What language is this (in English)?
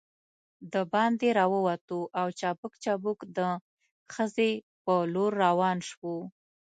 Pashto